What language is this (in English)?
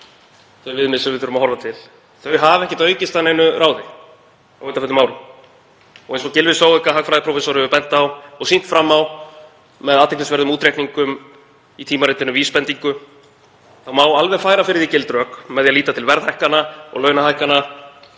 Icelandic